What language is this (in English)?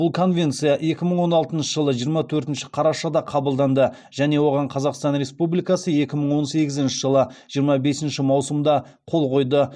Kazakh